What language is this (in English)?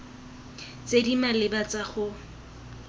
Tswana